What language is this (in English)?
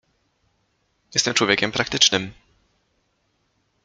Polish